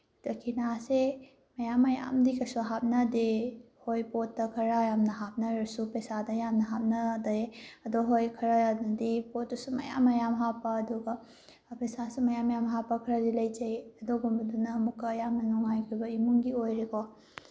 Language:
Manipuri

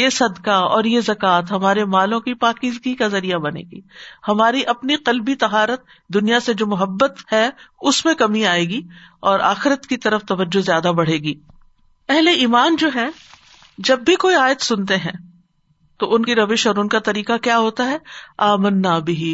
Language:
Urdu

